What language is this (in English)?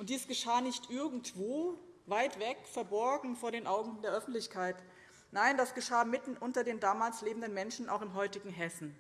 German